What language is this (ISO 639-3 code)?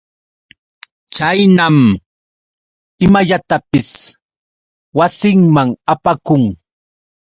qux